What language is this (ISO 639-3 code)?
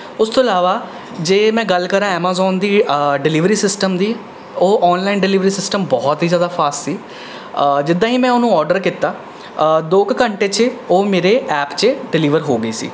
pan